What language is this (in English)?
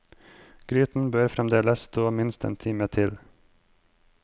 Norwegian